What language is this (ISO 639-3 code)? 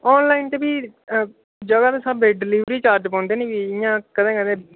doi